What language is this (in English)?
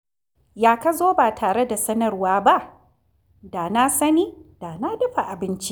Hausa